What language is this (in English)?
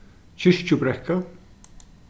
Faroese